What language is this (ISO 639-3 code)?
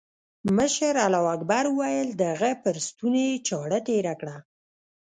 pus